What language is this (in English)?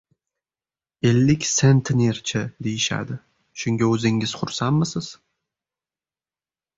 Uzbek